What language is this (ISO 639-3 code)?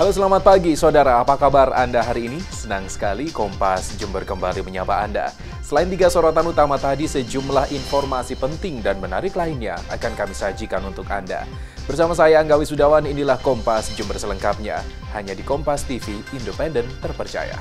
ind